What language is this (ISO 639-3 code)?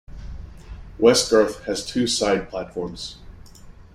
eng